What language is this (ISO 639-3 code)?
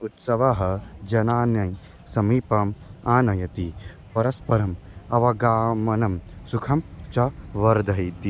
san